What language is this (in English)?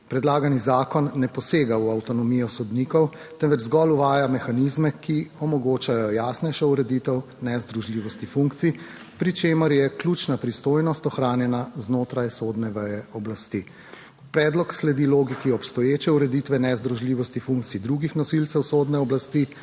Slovenian